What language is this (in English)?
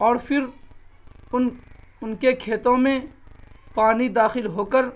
Urdu